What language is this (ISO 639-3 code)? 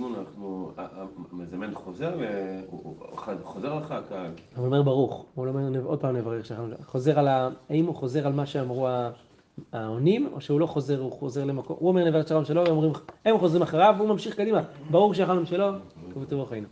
heb